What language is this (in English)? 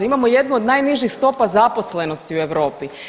Croatian